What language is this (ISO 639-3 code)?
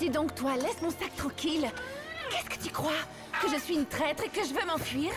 fra